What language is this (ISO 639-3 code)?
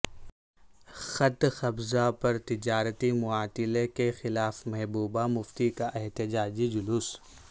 urd